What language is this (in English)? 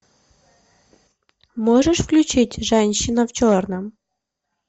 Russian